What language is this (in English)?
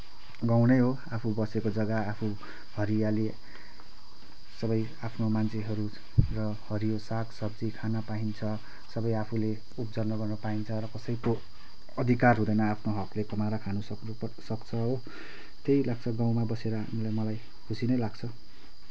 Nepali